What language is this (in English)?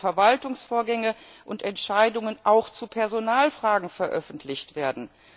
German